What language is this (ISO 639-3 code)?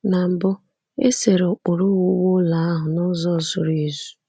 ibo